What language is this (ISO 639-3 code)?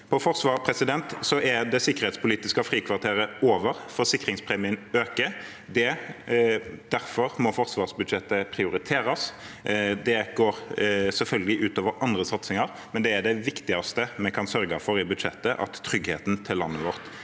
nor